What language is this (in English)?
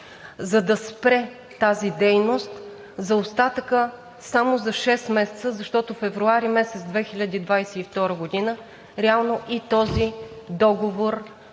Bulgarian